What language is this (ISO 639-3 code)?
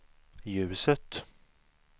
swe